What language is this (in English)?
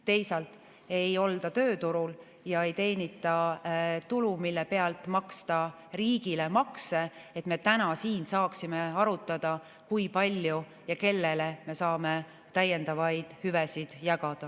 Estonian